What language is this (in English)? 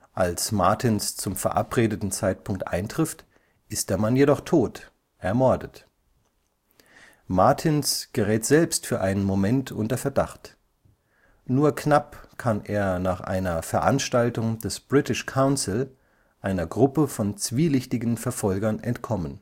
German